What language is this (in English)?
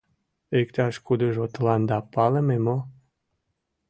Mari